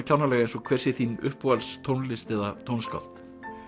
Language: Icelandic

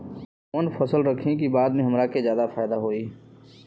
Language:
Bhojpuri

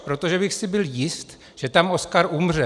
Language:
Czech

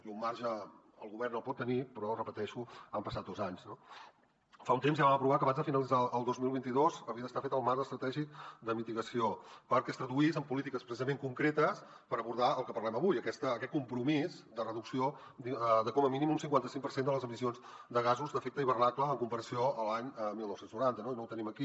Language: Catalan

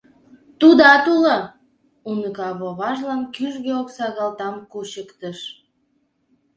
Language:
Mari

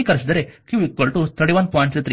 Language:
Kannada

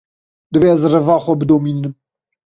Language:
Kurdish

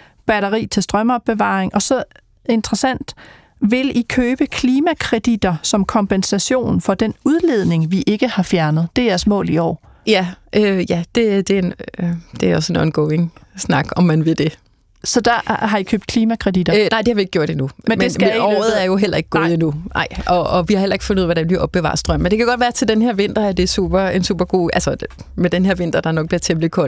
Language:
Danish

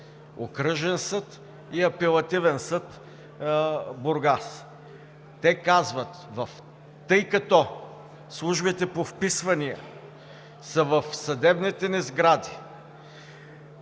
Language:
Bulgarian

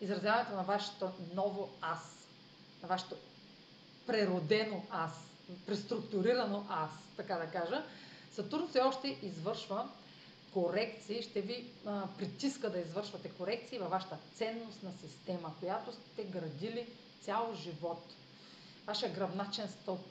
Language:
Bulgarian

